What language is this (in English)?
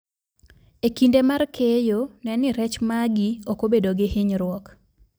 Luo (Kenya and Tanzania)